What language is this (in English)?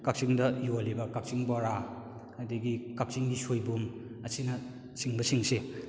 Manipuri